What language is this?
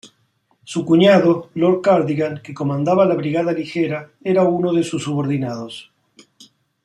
Spanish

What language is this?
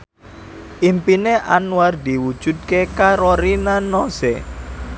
Javanese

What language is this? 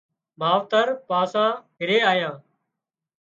Wadiyara Koli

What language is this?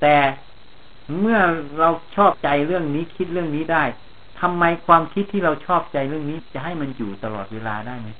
Thai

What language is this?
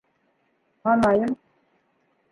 Bashkir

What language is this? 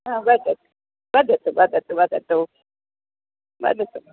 Sanskrit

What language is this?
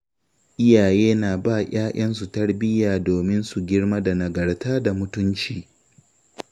Hausa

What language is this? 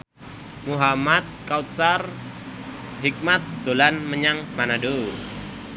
Javanese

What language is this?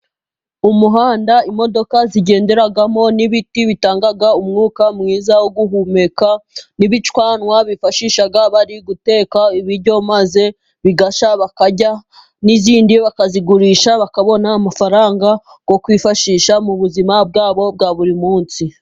Kinyarwanda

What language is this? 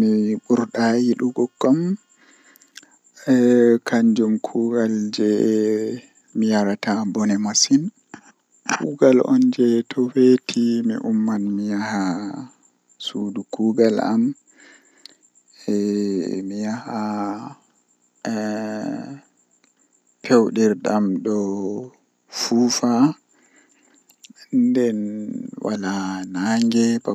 Western Niger Fulfulde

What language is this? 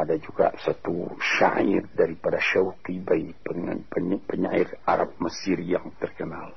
Malay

